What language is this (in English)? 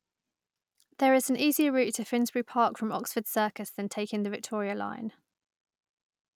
English